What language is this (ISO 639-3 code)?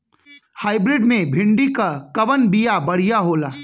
bho